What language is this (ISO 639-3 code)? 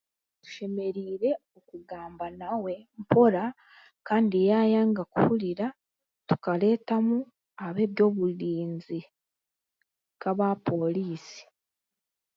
cgg